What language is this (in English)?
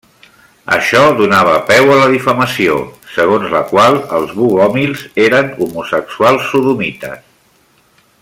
Catalan